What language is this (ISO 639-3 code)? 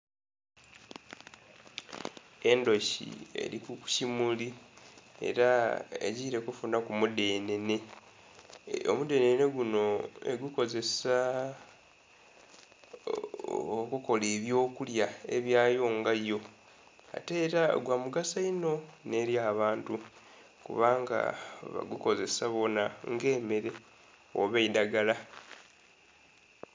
xog